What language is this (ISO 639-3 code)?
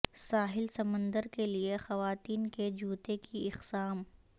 urd